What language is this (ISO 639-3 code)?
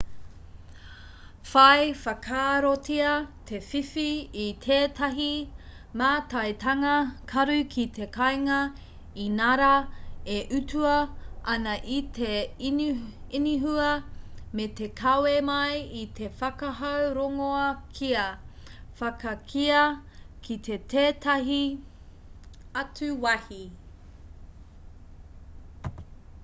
mri